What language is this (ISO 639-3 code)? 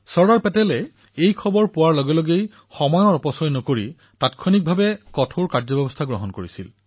asm